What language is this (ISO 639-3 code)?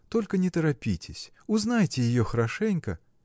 rus